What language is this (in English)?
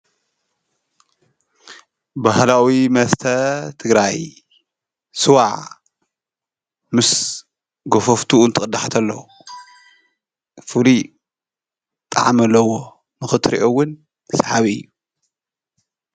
Tigrinya